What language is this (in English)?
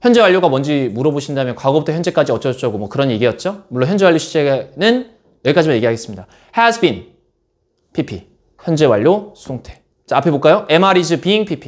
Korean